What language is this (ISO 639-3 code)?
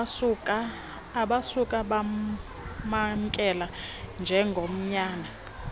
xho